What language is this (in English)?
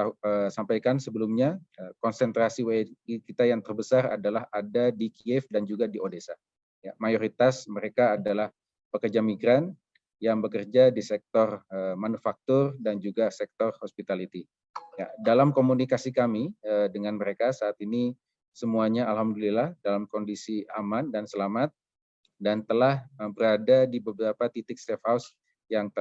Indonesian